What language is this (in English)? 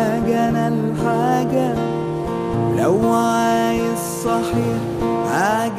Arabic